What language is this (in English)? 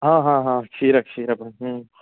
Sanskrit